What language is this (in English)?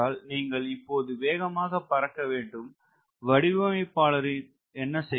Tamil